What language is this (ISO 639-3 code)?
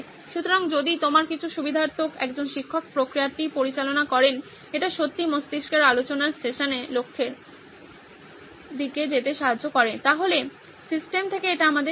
ben